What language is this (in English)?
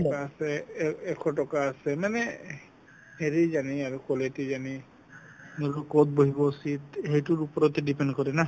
Assamese